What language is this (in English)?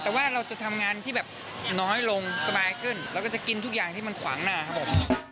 Thai